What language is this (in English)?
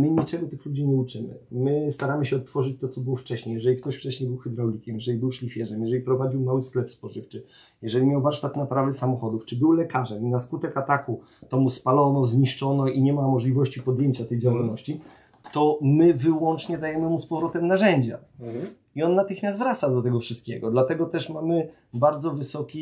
Polish